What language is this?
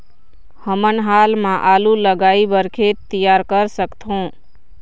Chhattisgarhi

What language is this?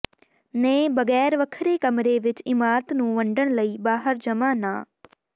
Punjabi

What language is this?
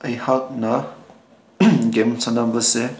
Manipuri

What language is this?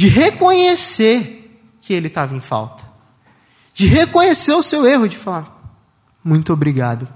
Portuguese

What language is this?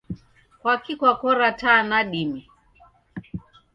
Taita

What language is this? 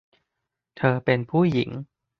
Thai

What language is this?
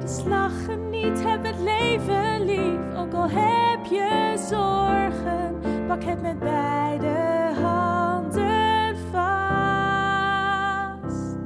Dutch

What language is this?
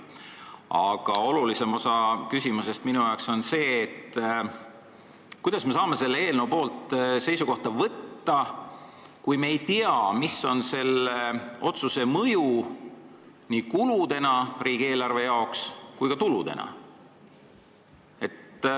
Estonian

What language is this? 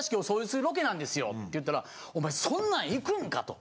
Japanese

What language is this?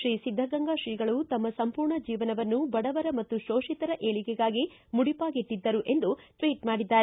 Kannada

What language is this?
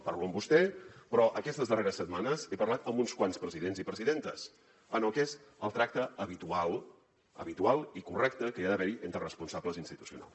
Catalan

